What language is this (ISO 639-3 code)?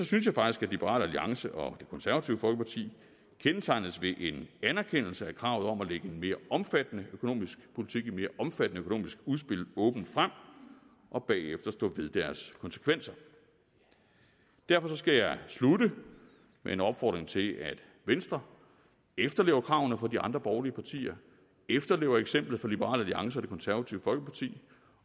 dan